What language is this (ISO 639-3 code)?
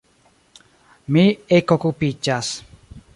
epo